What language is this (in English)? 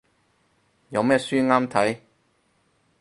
Cantonese